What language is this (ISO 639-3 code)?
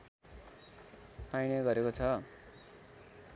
nep